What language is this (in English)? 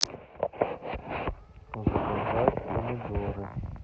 Russian